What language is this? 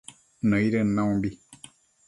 Matsés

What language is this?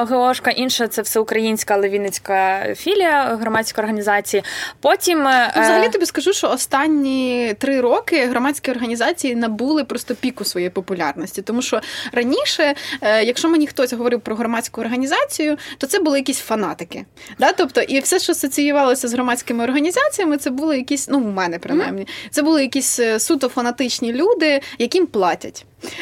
Ukrainian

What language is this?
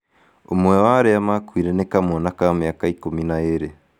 Kikuyu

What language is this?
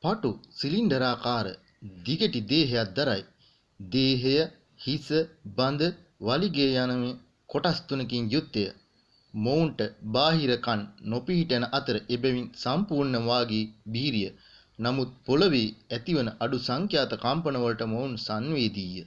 Sinhala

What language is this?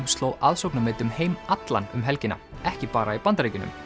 Icelandic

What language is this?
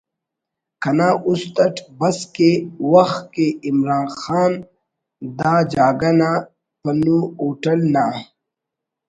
Brahui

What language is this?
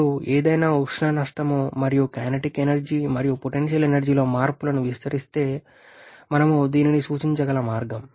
Telugu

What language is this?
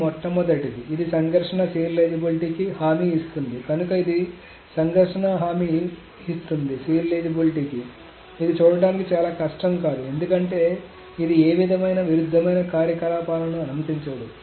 Telugu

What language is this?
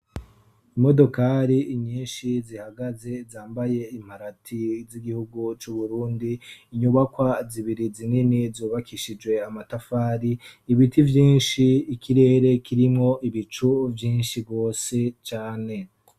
Rundi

